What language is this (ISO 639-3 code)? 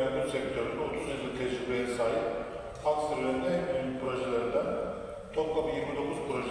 tur